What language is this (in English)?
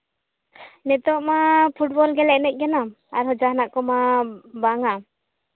Santali